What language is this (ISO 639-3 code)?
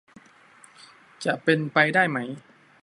tha